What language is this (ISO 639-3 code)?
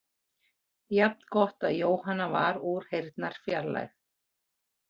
isl